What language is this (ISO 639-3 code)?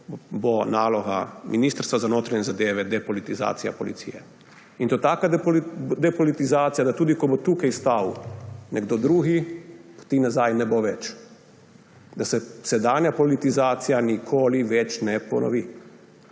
slv